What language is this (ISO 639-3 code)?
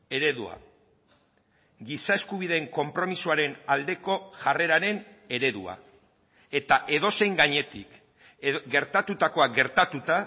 eus